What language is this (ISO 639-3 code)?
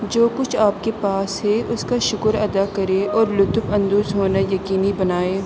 urd